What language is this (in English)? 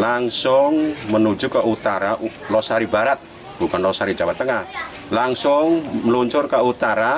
Indonesian